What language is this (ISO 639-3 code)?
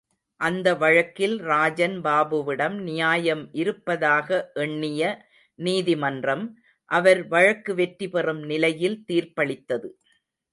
tam